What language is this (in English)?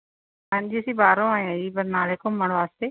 Punjabi